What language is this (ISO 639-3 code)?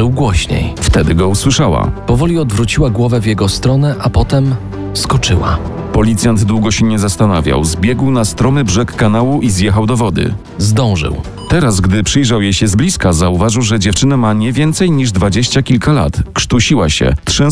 pol